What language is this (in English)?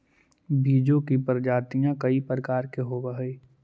Magahi